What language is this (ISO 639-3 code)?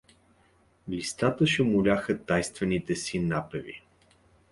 bul